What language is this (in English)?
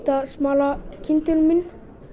Icelandic